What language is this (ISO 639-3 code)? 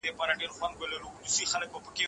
pus